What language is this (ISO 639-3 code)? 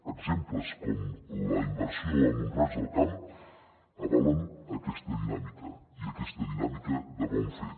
cat